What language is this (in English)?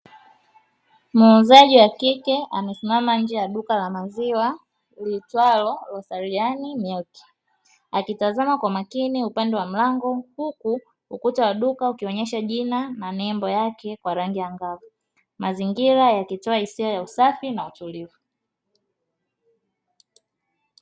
Swahili